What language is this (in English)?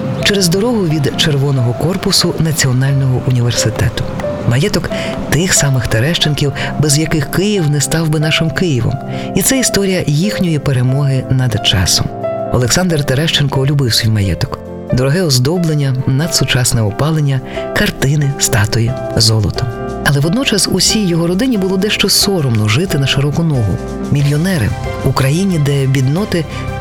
Ukrainian